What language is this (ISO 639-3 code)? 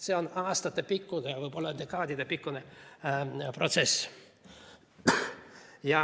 est